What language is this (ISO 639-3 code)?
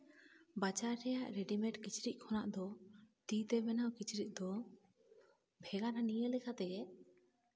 sat